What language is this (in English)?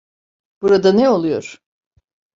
Turkish